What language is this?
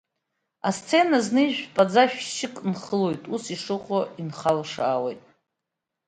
Abkhazian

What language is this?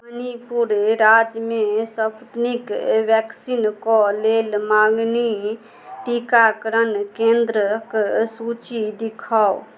Maithili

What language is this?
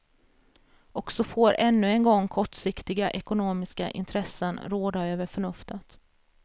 Swedish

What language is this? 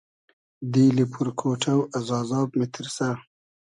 Hazaragi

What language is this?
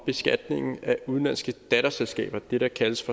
Danish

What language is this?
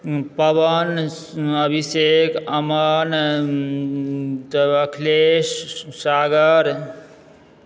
Maithili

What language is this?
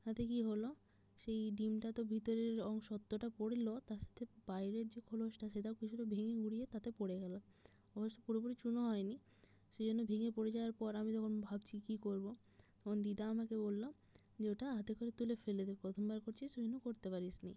Bangla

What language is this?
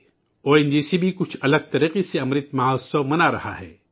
Urdu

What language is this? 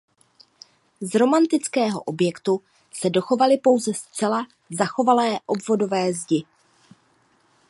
Czech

